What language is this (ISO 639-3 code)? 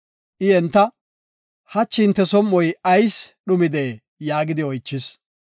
gof